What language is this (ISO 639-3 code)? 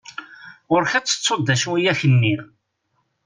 kab